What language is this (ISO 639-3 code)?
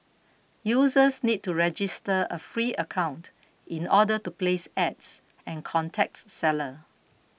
eng